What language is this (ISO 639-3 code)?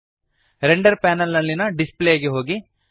kan